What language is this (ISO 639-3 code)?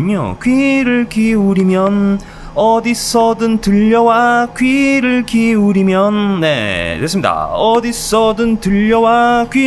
kor